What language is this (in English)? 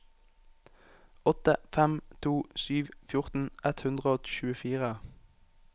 Norwegian